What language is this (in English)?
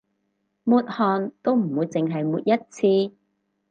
Cantonese